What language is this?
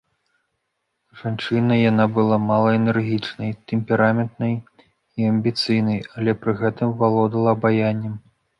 Belarusian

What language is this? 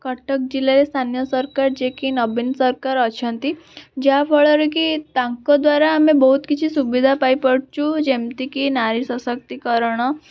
Odia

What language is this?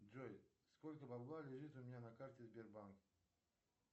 Russian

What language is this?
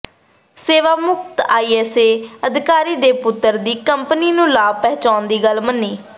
Punjabi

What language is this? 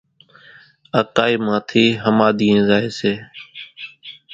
Kachi Koli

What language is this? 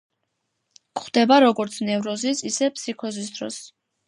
Georgian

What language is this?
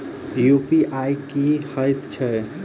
Maithili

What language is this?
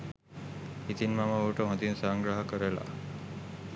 Sinhala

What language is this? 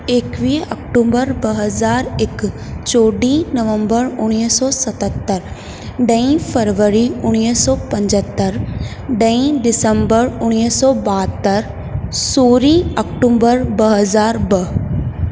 Sindhi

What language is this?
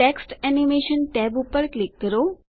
Gujarati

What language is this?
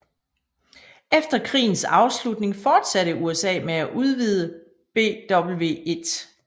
Danish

